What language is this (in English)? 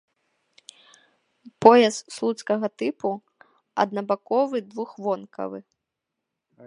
Belarusian